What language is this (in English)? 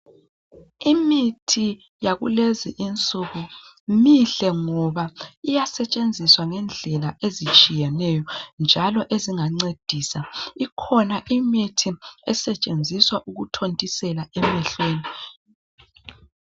North Ndebele